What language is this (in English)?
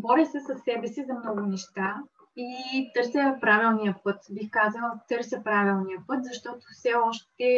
Bulgarian